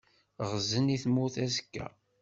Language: Kabyle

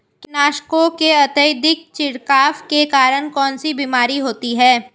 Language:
Hindi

